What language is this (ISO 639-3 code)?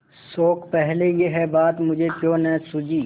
hin